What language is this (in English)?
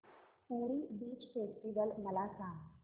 Marathi